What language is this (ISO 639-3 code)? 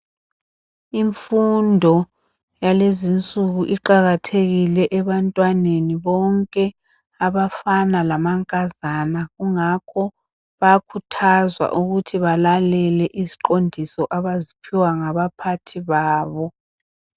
nde